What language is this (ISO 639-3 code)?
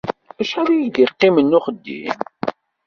kab